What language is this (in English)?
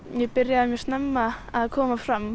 Icelandic